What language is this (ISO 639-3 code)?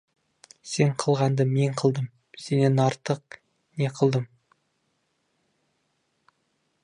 kaz